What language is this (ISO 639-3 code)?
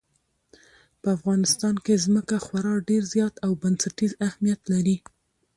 pus